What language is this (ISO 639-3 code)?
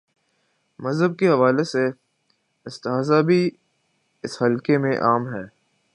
urd